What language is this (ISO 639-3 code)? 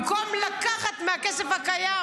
heb